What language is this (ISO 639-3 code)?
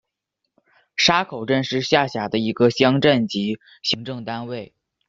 zho